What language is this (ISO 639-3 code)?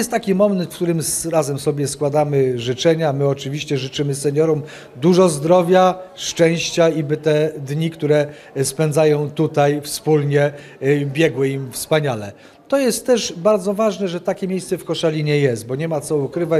pol